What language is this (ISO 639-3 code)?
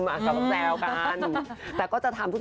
tha